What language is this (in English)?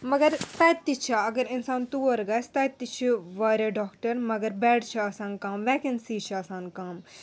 Kashmiri